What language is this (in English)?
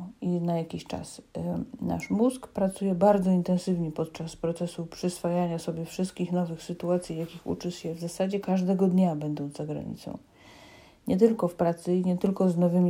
Polish